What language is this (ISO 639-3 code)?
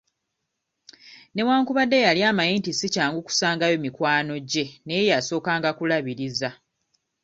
lug